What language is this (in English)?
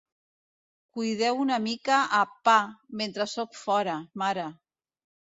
Catalan